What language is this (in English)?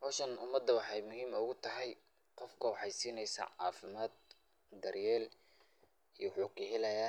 Somali